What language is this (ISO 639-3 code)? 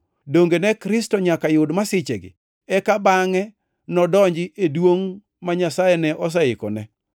luo